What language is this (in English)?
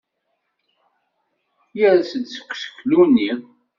Kabyle